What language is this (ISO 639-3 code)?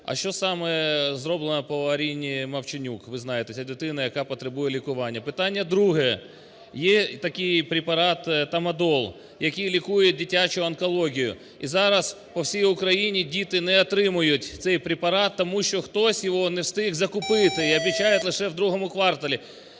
ukr